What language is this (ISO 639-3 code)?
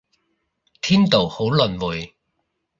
yue